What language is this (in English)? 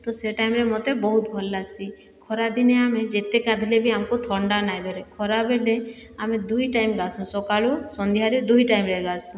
Odia